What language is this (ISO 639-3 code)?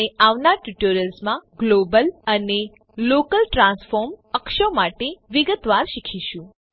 guj